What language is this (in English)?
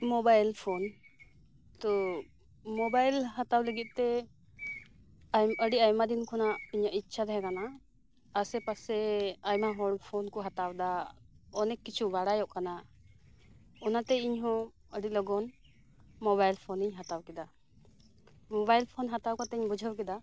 Santali